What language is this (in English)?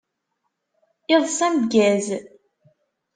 Kabyle